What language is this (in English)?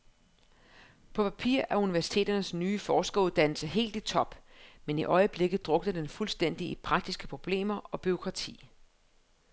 Danish